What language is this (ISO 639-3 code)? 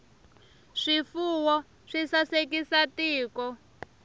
tso